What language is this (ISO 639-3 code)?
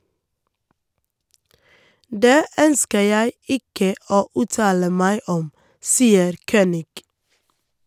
nor